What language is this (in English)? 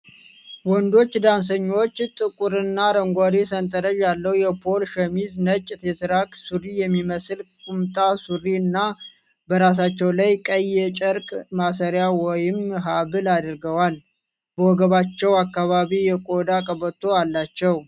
Amharic